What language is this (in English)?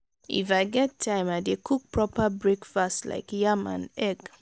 Nigerian Pidgin